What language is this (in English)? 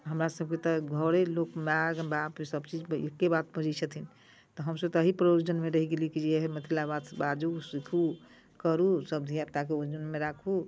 Maithili